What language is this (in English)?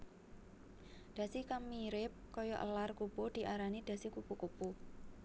Javanese